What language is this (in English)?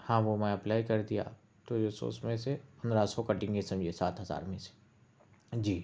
Urdu